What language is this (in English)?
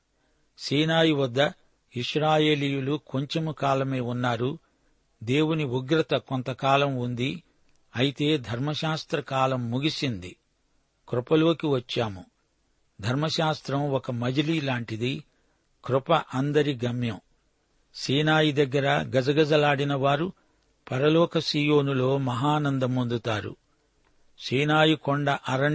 Telugu